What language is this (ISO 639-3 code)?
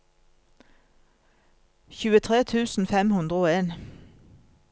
nor